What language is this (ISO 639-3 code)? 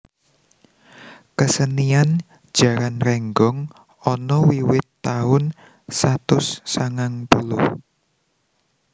jav